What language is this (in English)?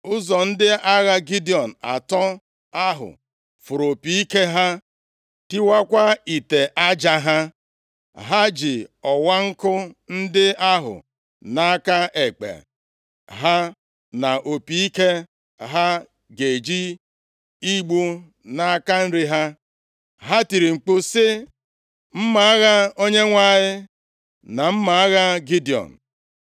Igbo